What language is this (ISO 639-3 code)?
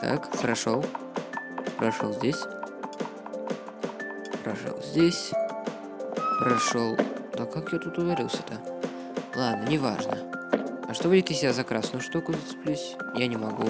rus